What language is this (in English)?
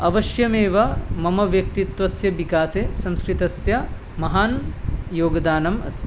Sanskrit